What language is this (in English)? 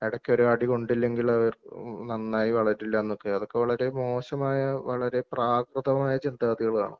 Malayalam